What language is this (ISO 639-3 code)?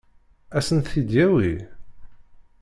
kab